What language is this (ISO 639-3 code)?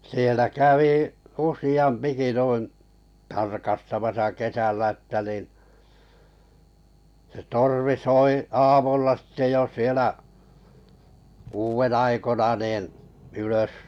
fin